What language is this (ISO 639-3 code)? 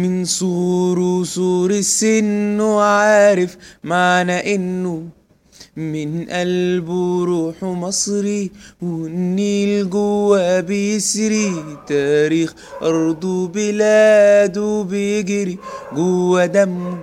ara